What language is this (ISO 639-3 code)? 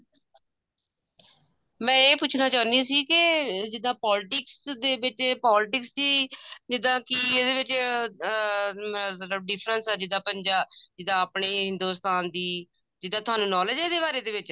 pan